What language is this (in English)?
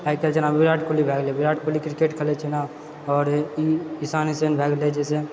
Maithili